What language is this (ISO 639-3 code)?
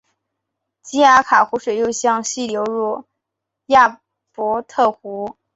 zho